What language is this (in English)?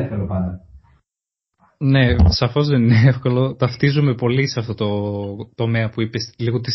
Greek